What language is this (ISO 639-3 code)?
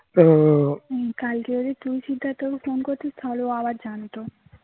ben